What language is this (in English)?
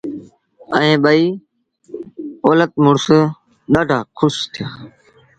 Sindhi Bhil